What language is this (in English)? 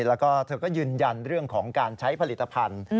Thai